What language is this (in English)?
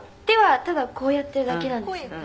Japanese